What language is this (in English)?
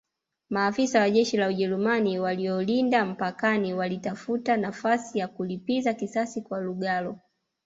Swahili